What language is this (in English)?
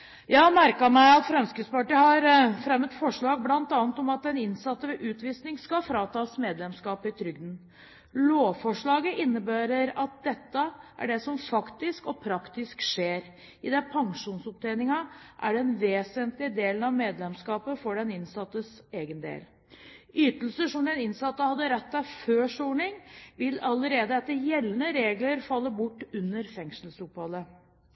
Norwegian Bokmål